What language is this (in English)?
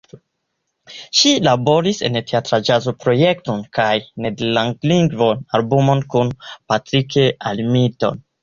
Esperanto